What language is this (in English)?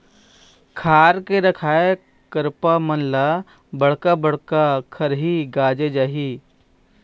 Chhattisgarhi